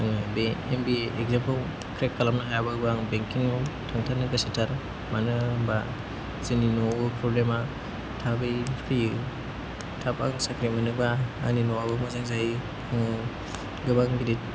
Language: Bodo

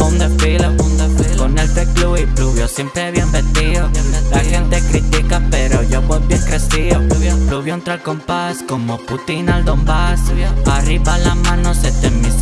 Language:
Spanish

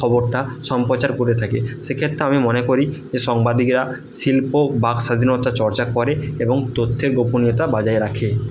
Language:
Bangla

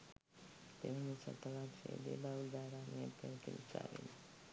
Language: Sinhala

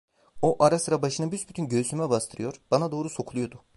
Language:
Turkish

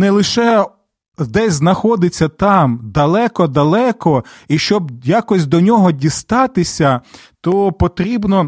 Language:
Ukrainian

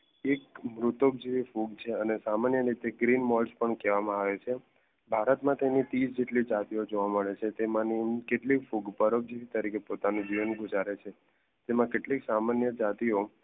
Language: Gujarati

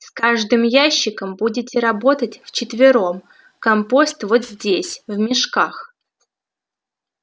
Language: Russian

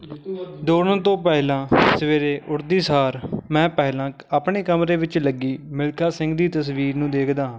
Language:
Punjabi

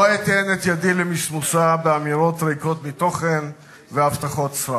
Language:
Hebrew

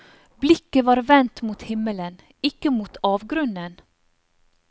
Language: Norwegian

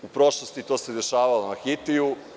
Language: Serbian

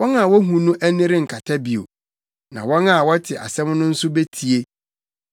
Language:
Akan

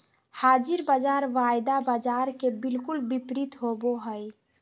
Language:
Magahi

